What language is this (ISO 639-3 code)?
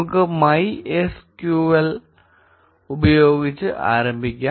mal